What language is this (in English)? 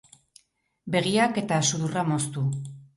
Basque